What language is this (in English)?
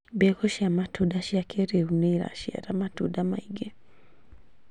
Kikuyu